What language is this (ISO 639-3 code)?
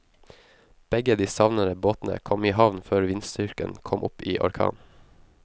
nor